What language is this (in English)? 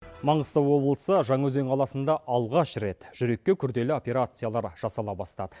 Kazakh